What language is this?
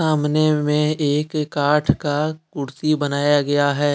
Hindi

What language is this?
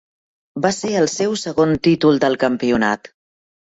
Catalan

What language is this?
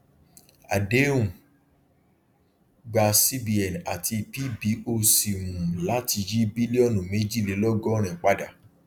Yoruba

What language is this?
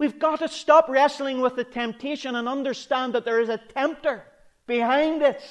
English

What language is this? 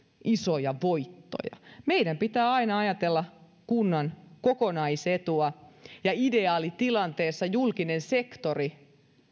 Finnish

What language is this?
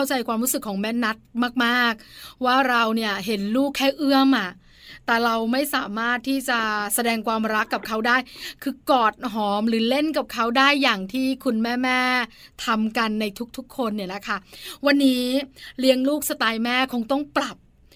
Thai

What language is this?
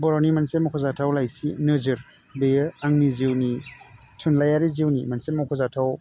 Bodo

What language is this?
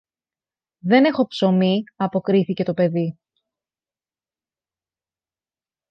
Greek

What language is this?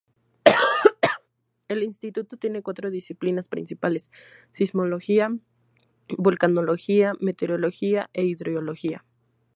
Spanish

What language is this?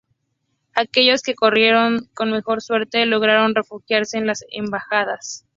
Spanish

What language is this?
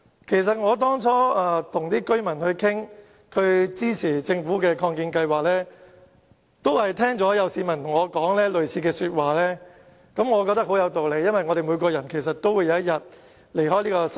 Cantonese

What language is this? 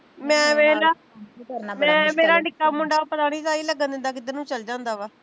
Punjabi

